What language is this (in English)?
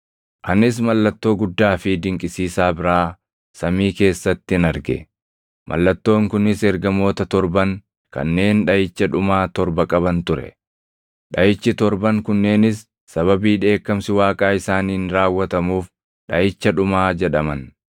Oromo